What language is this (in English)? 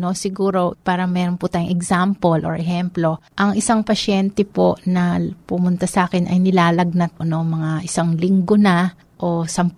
Filipino